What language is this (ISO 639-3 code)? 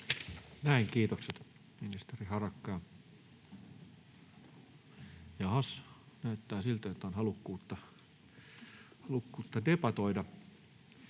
fin